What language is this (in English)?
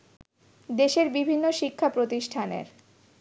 Bangla